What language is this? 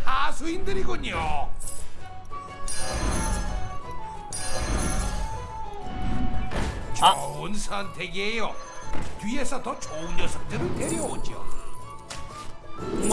Korean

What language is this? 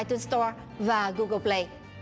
Vietnamese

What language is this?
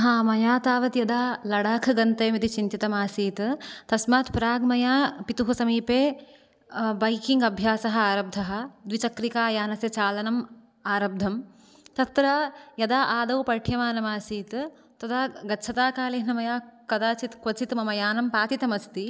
Sanskrit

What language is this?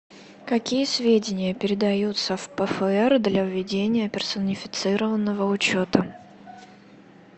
Russian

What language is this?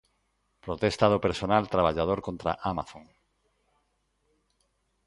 Galician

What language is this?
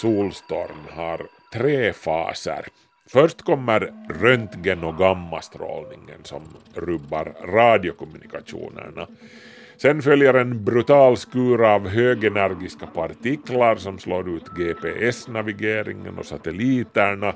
Swedish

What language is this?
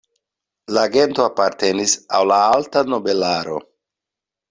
Esperanto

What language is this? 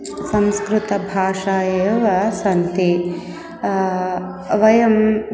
Sanskrit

